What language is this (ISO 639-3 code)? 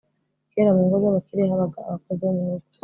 kin